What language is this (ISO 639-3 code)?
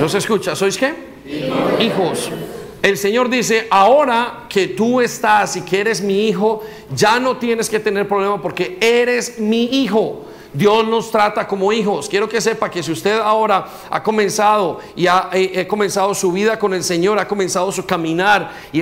spa